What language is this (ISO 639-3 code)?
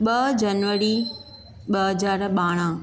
snd